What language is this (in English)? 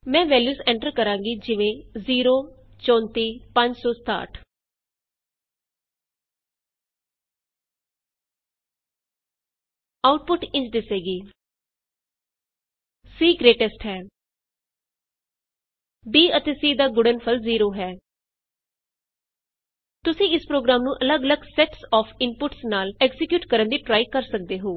Punjabi